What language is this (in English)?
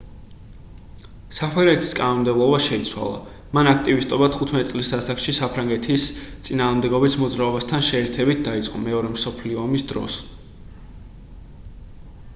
Georgian